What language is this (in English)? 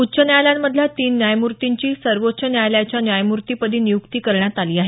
Marathi